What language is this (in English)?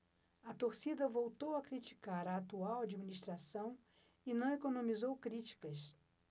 Portuguese